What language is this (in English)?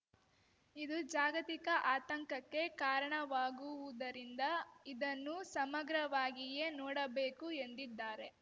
Kannada